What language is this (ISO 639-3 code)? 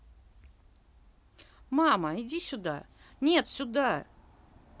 rus